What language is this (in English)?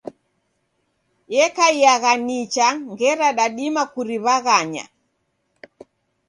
Taita